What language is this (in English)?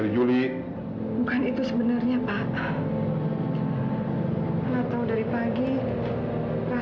Indonesian